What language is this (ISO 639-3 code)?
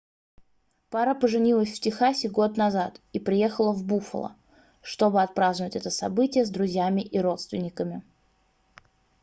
rus